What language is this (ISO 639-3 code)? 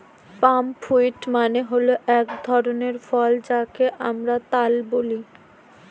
ben